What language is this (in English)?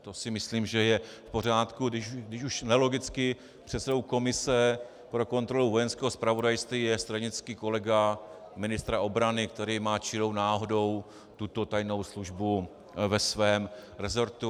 Czech